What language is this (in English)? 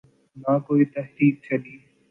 Urdu